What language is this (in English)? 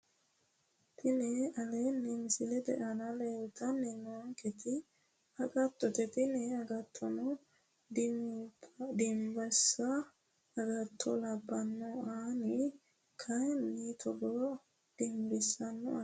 Sidamo